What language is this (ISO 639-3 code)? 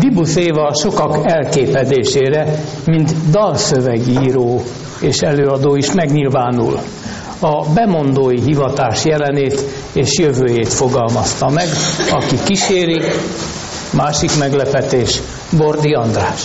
hun